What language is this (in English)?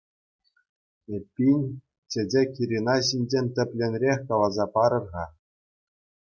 Chuvash